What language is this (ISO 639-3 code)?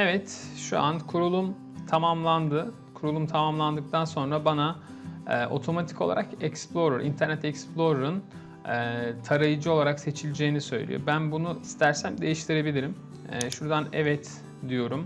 tur